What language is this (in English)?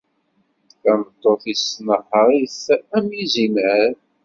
Kabyle